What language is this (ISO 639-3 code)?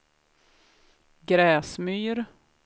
swe